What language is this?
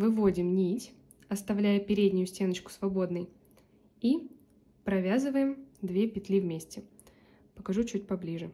Russian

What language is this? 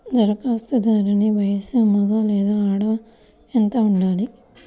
Telugu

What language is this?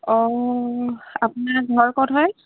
Assamese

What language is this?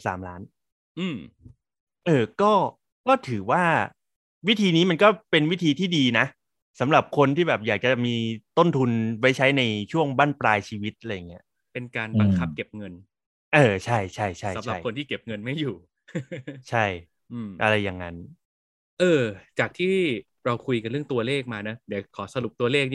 Thai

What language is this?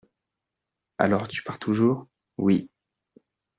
French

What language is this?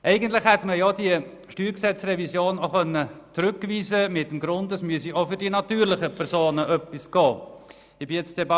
Swiss German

